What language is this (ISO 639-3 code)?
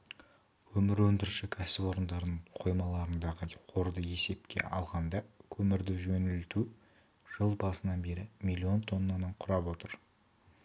kaz